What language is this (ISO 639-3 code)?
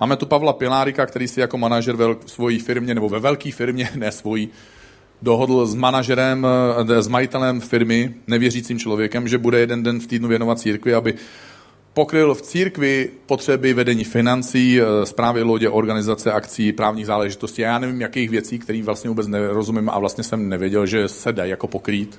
ces